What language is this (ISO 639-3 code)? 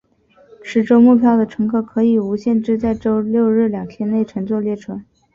zho